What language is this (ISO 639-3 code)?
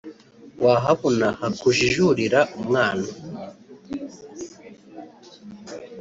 kin